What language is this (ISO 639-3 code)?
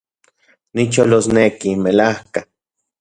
ncx